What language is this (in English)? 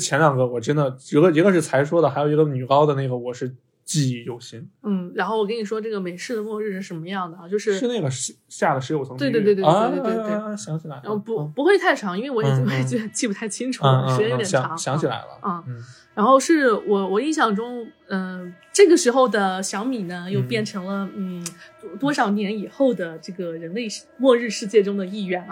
Chinese